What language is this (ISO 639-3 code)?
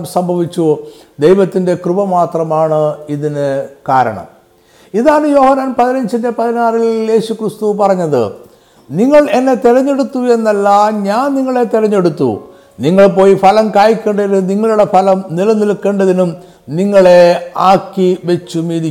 mal